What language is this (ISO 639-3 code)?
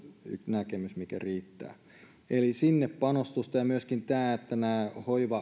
fin